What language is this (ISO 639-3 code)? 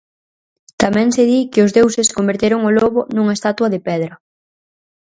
glg